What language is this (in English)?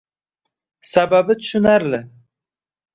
Uzbek